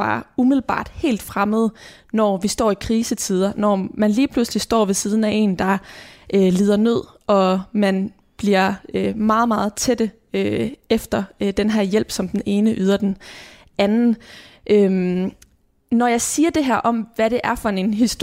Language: Danish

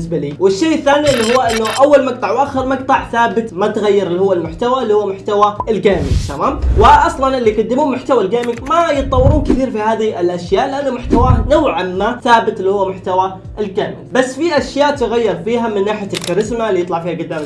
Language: Arabic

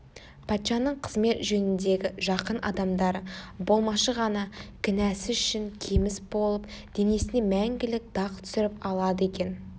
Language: Kazakh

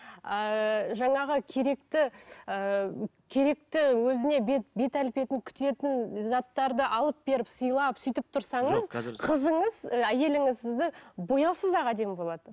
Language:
Kazakh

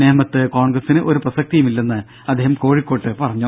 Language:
Malayalam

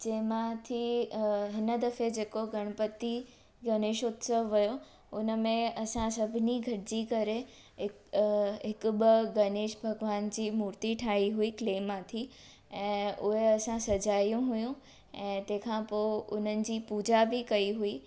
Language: Sindhi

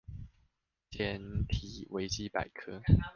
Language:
Chinese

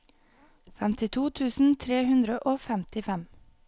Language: Norwegian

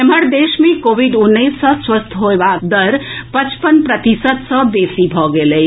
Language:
Maithili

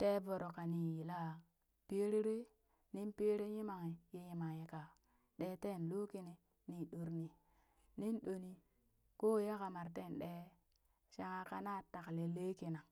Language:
Burak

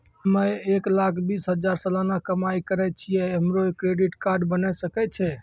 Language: Maithili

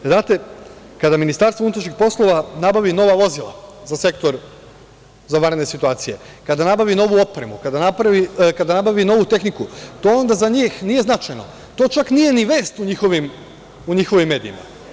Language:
Serbian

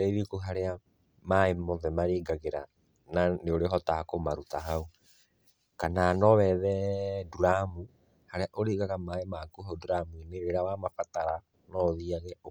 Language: Kikuyu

